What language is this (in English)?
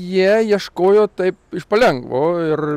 Lithuanian